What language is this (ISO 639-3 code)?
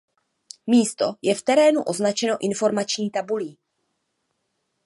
ces